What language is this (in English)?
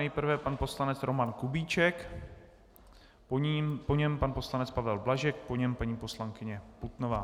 Czech